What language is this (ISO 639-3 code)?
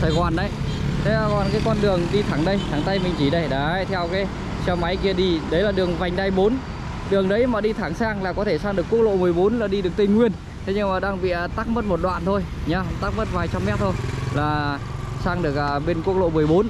vie